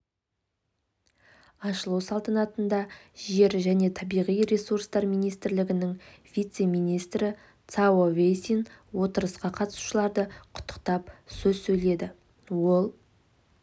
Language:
Kazakh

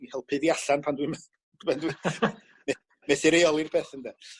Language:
Welsh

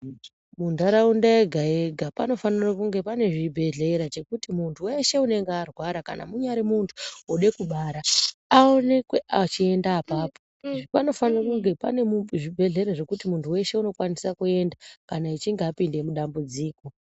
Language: Ndau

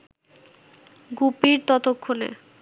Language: Bangla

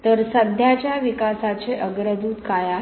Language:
Marathi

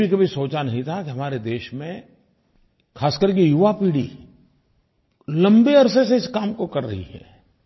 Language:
Hindi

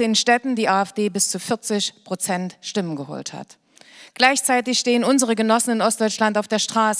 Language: German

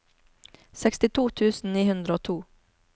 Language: Norwegian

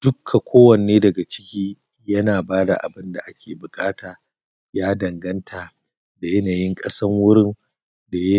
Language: Hausa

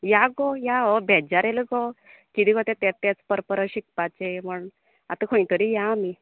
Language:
Konkani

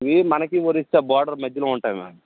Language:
Telugu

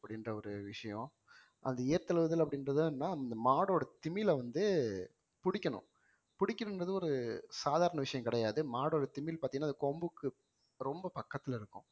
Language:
Tamil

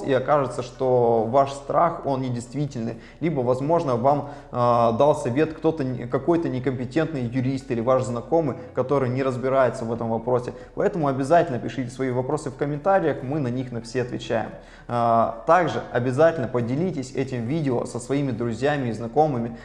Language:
Russian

